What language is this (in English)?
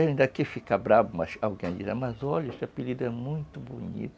Portuguese